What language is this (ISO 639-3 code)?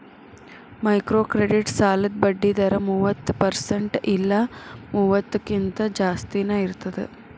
kan